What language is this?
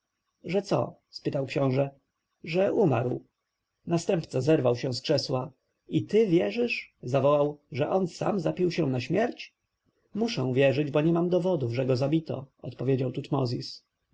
Polish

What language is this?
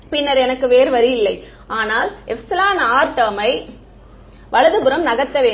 Tamil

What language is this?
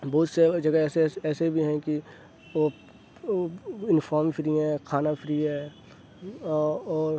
Urdu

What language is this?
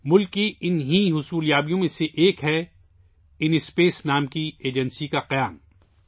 Urdu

